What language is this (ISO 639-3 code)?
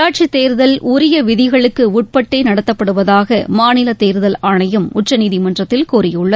tam